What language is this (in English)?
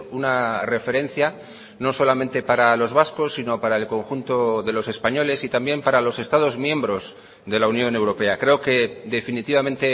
Spanish